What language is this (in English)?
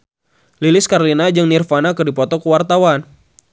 Sundanese